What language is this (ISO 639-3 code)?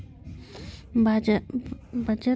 hne